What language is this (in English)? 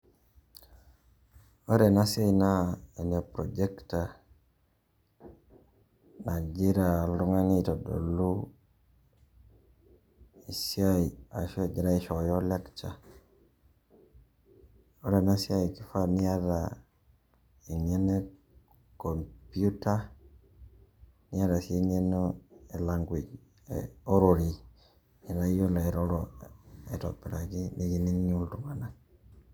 Masai